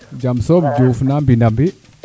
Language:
Serer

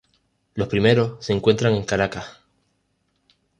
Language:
Spanish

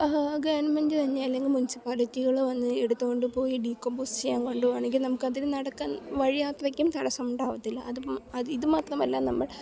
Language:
Malayalam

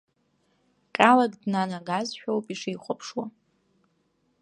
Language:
Abkhazian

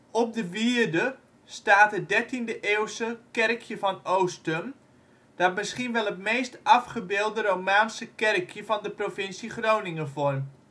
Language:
Dutch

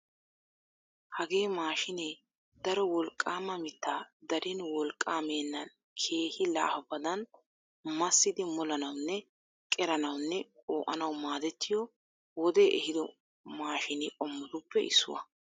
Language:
Wolaytta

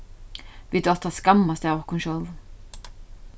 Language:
Faroese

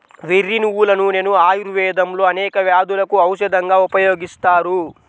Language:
Telugu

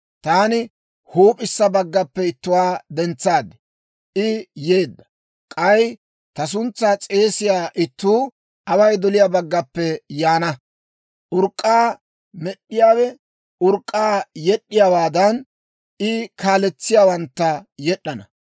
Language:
Dawro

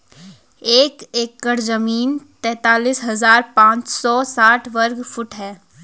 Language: Hindi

